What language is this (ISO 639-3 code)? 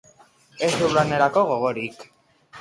eus